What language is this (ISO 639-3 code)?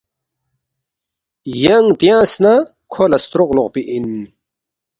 bft